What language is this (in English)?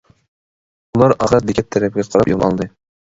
Uyghur